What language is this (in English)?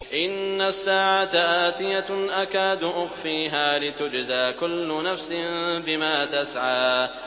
Arabic